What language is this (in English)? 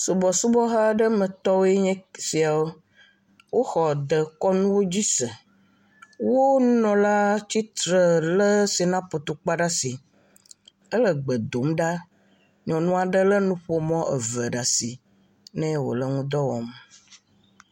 Ewe